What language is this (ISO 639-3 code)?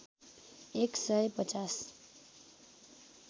nep